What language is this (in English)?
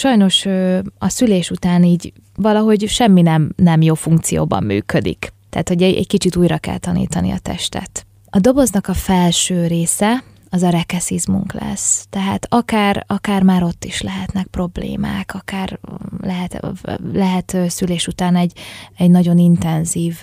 Hungarian